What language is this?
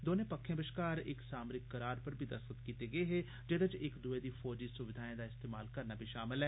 Dogri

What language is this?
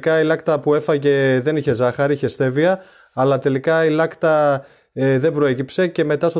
Greek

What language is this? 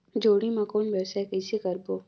Chhattisgarhi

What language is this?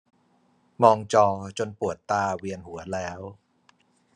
Thai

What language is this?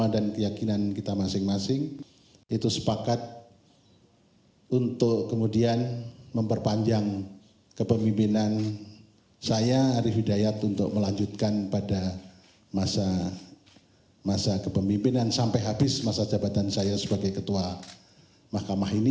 Indonesian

